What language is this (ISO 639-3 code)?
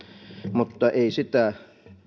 fin